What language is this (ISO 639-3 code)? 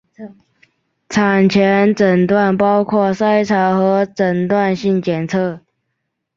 zho